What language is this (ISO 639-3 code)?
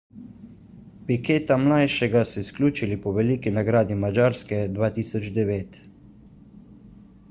slv